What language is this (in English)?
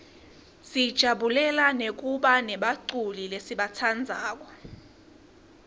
Swati